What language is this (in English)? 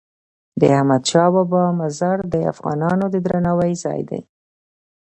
Pashto